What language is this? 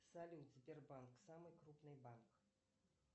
Russian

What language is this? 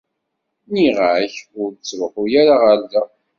Kabyle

